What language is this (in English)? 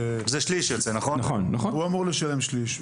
Hebrew